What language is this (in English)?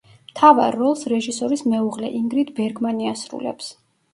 Georgian